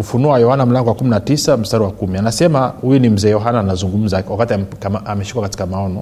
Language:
Swahili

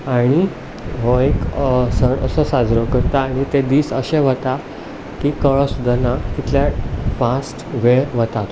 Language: Konkani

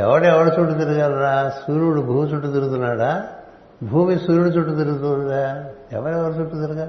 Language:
Telugu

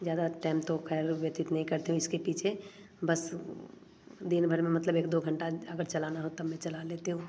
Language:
Hindi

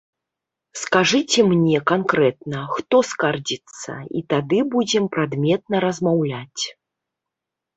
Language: Belarusian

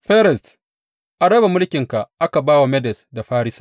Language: Hausa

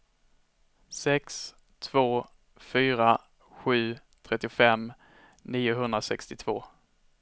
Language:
Swedish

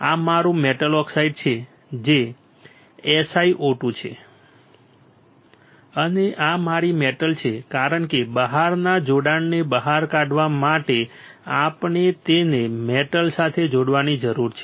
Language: Gujarati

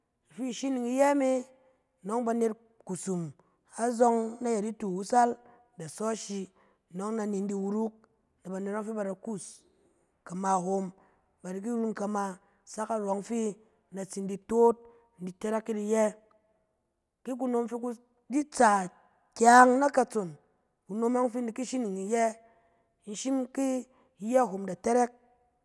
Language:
Cen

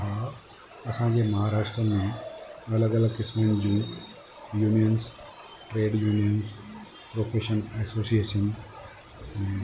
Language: Sindhi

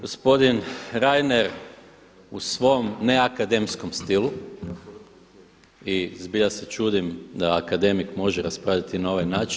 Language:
Croatian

